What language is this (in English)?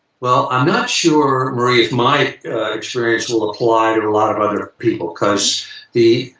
English